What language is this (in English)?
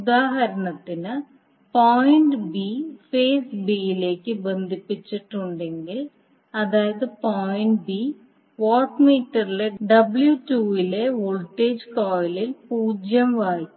Malayalam